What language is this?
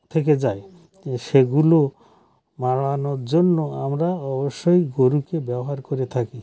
Bangla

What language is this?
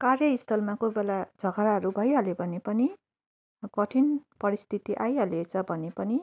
Nepali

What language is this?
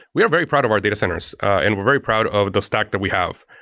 English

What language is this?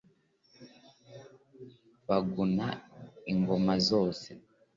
Kinyarwanda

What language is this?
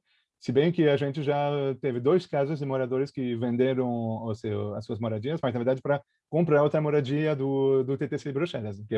Portuguese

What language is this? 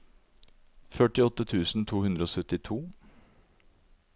Norwegian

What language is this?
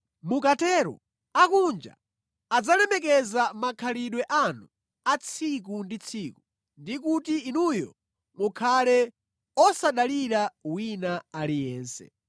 Nyanja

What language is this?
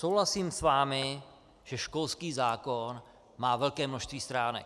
Czech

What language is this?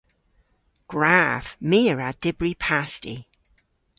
Cornish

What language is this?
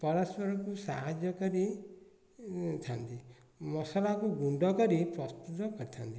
Odia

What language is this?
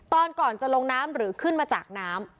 Thai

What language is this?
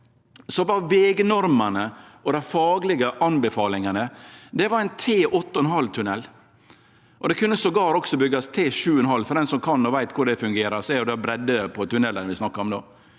Norwegian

